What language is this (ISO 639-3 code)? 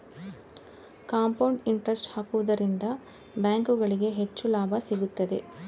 kan